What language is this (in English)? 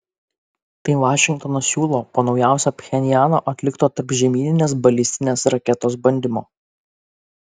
Lithuanian